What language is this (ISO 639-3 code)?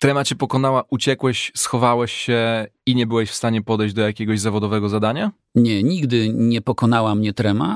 pol